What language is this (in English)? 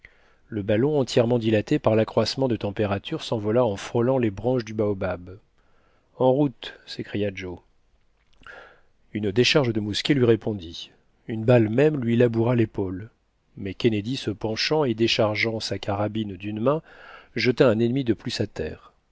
French